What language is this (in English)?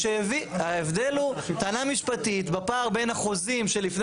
Hebrew